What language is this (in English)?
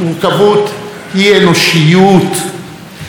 Hebrew